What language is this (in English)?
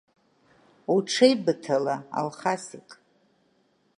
Abkhazian